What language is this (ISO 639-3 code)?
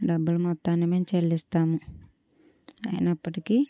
tel